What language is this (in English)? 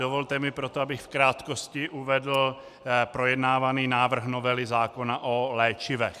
Czech